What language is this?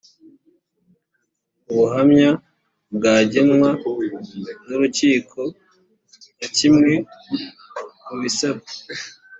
Kinyarwanda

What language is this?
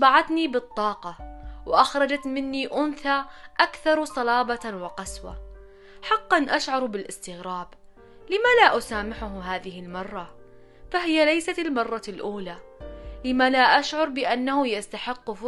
Arabic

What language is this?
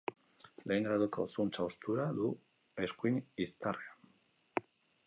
Basque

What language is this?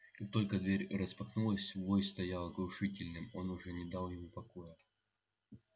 Russian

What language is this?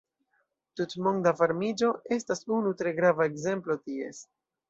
Esperanto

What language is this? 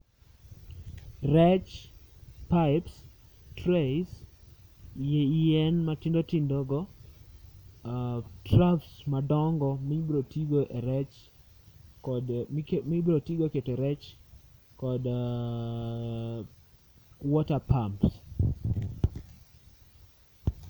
Luo (Kenya and Tanzania)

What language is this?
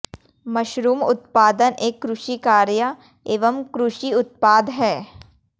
Hindi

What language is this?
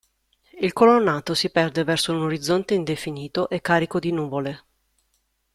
Italian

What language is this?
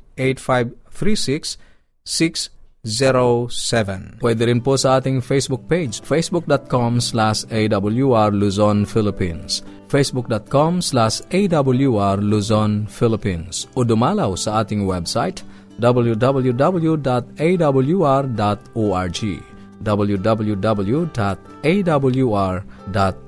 Filipino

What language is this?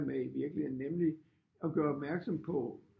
Danish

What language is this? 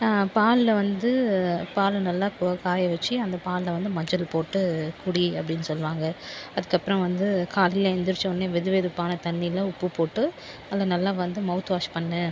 Tamil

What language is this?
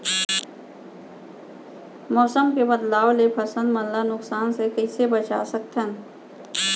Chhattisgarhi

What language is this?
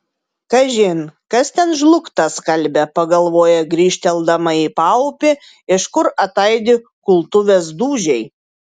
Lithuanian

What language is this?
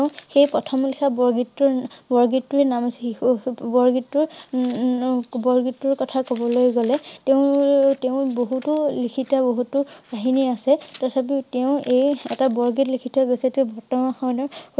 Assamese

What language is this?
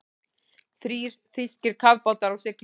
Icelandic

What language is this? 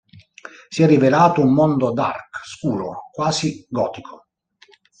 Italian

